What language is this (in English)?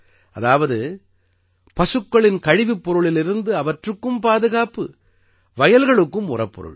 Tamil